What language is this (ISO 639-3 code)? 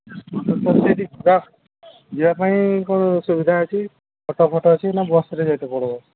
ori